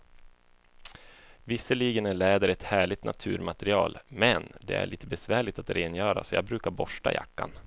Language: Swedish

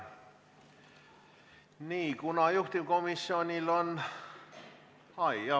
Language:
Estonian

